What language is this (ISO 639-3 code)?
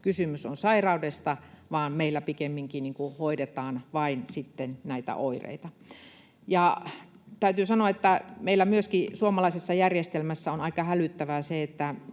fin